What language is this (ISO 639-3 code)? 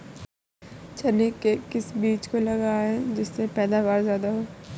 hin